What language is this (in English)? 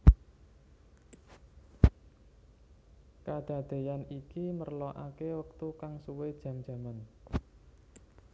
Javanese